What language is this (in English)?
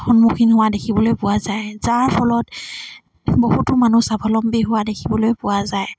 Assamese